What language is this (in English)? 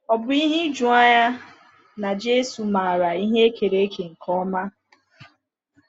Igbo